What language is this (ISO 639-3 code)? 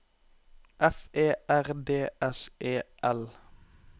nor